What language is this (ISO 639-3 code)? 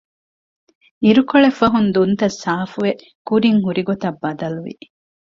div